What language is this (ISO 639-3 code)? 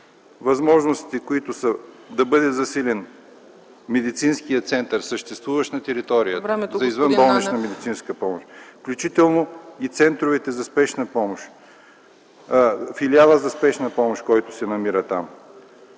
bul